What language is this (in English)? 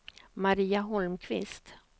Swedish